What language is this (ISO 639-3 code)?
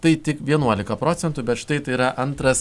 lit